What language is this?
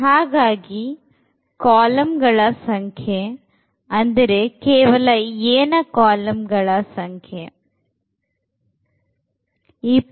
Kannada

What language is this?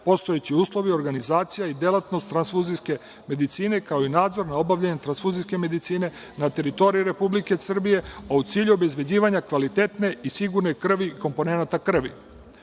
Serbian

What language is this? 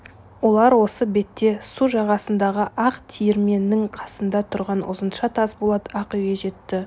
Kazakh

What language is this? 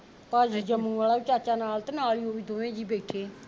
Punjabi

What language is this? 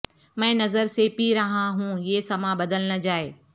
Urdu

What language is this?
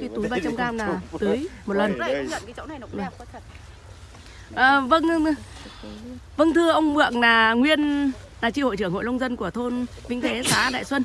Vietnamese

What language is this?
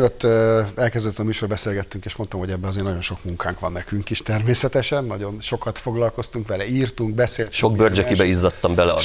Hungarian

